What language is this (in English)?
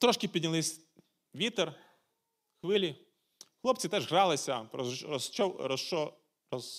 Ukrainian